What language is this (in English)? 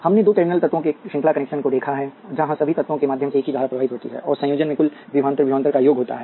Hindi